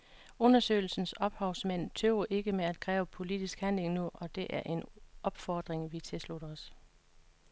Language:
Danish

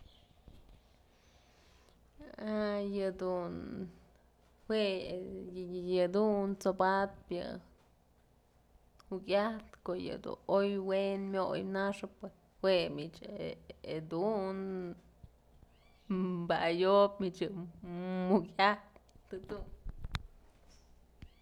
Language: Mazatlán Mixe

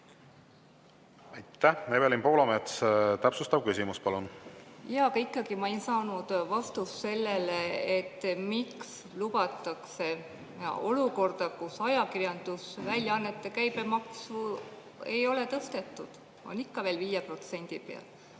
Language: Estonian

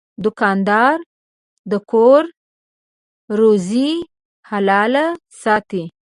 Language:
Pashto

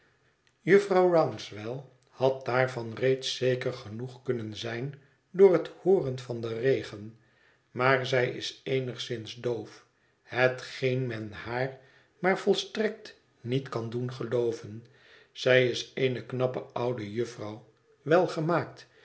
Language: Dutch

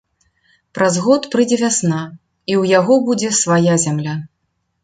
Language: Belarusian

